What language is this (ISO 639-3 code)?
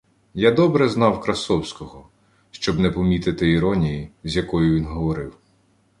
ukr